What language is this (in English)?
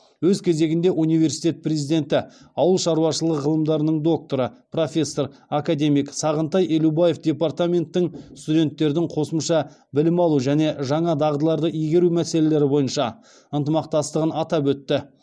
Kazakh